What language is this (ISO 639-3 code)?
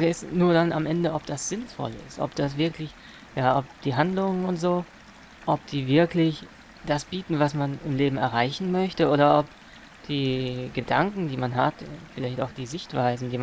deu